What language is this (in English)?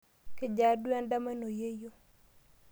Masai